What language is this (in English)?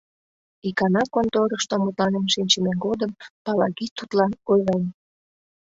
Mari